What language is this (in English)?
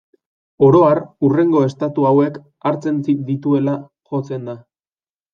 Basque